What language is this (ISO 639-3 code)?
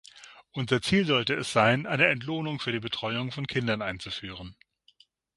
deu